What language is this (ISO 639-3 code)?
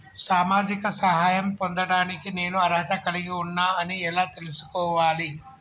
tel